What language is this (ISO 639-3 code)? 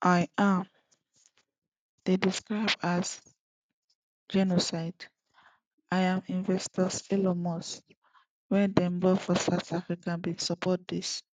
pcm